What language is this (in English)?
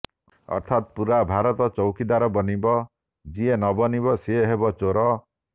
Odia